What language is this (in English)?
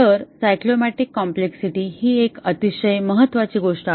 Marathi